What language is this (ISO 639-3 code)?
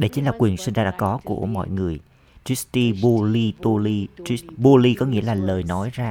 vie